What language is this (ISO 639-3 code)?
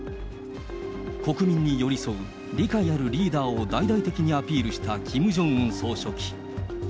jpn